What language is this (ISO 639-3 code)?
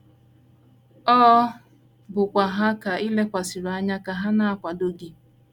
ibo